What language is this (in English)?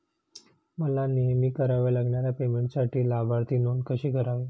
Marathi